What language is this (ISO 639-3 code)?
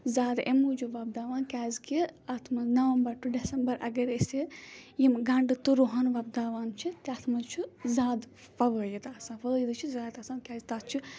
kas